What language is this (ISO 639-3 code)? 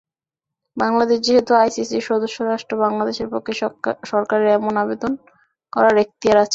ben